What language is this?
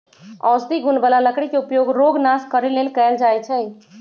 Magahi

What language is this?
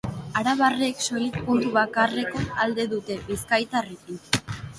Basque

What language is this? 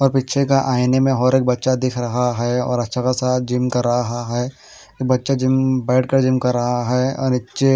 Hindi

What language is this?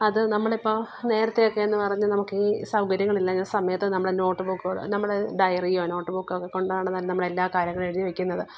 Malayalam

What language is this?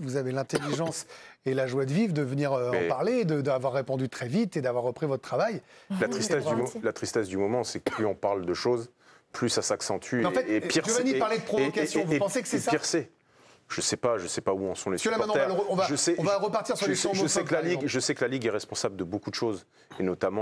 French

